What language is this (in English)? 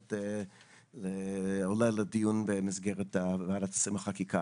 Hebrew